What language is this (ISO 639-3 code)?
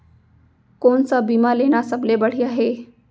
hne